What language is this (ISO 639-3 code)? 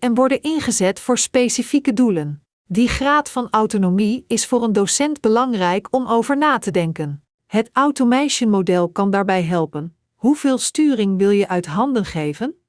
nld